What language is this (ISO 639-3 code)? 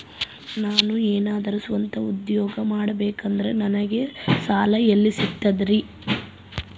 kan